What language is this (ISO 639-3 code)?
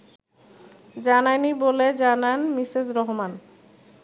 ben